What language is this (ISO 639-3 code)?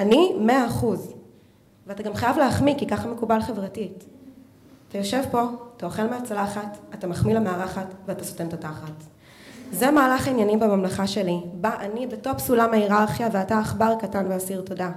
heb